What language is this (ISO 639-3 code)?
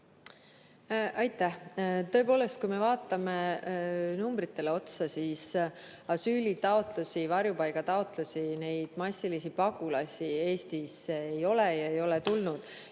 est